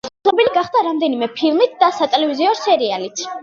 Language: Georgian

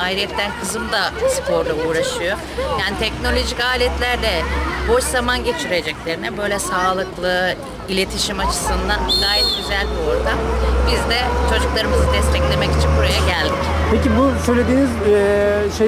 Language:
Turkish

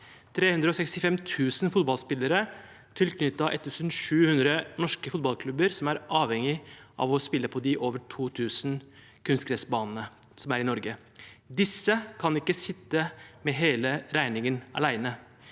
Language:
Norwegian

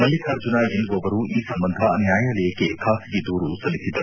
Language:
Kannada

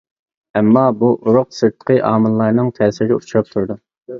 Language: Uyghur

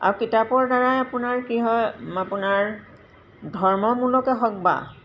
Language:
Assamese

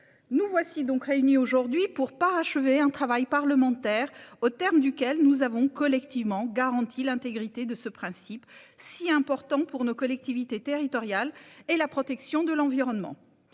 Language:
French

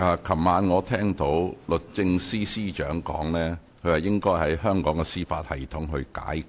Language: Cantonese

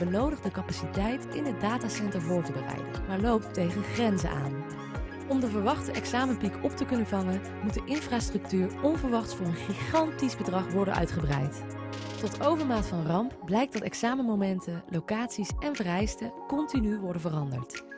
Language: Dutch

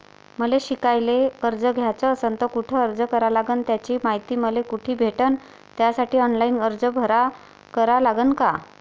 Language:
Marathi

